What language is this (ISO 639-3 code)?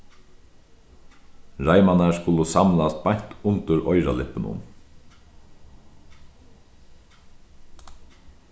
fao